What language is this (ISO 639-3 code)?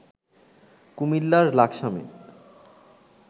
ben